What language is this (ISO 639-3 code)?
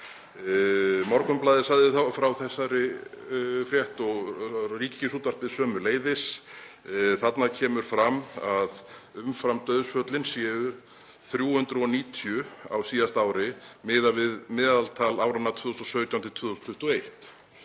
isl